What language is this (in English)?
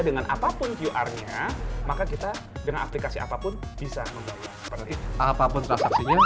Indonesian